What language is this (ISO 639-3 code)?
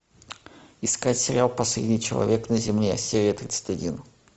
rus